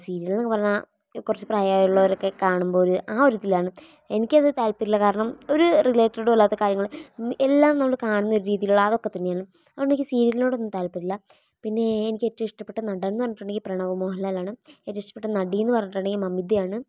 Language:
Malayalam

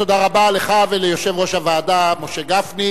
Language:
Hebrew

